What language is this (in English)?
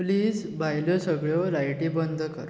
Konkani